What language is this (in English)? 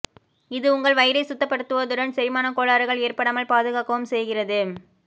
Tamil